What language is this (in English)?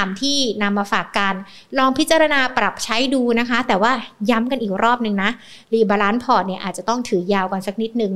Thai